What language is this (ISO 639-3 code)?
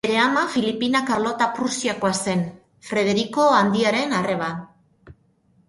eus